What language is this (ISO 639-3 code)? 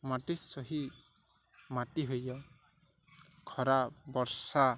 ori